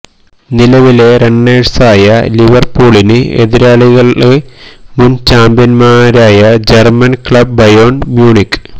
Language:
Malayalam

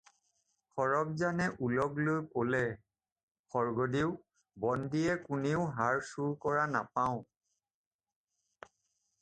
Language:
Assamese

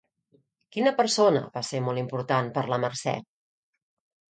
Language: Catalan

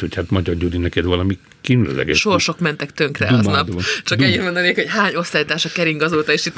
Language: Hungarian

